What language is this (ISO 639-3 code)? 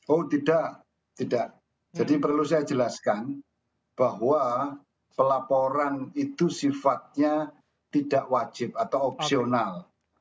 ind